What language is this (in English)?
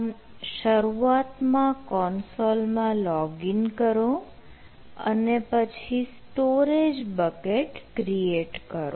Gujarati